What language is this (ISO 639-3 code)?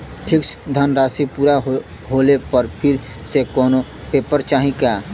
bho